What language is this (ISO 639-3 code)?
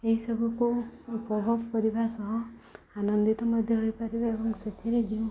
ori